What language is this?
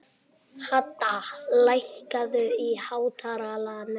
Icelandic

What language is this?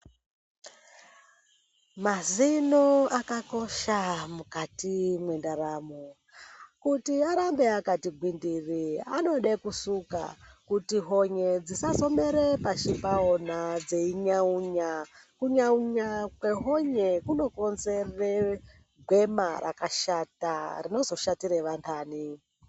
Ndau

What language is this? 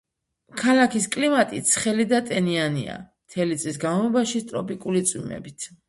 Georgian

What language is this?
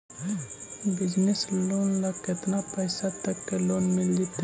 Magahi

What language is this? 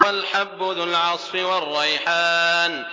Arabic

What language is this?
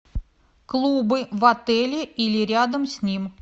Russian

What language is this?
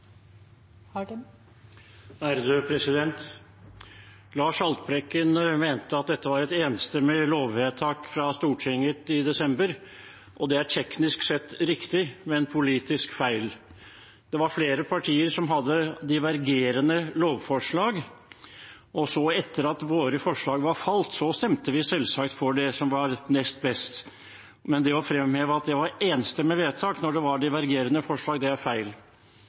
Norwegian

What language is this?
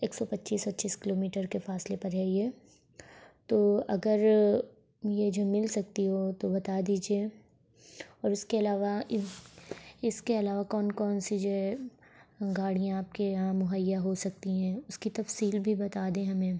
Urdu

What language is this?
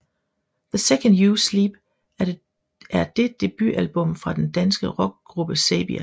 Danish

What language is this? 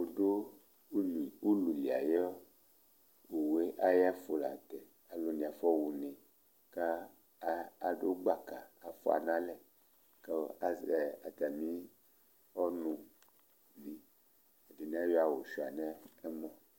Ikposo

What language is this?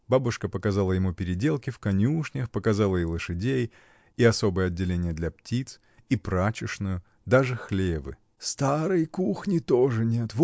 Russian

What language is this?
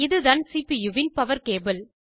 Tamil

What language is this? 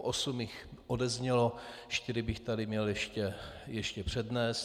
Czech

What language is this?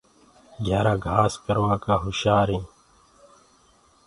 Gurgula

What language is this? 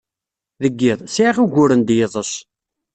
Kabyle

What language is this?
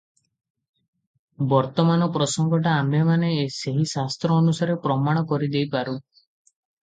Odia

